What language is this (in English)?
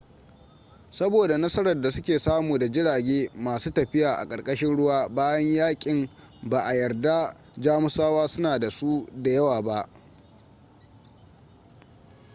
Hausa